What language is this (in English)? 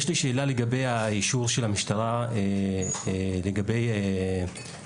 Hebrew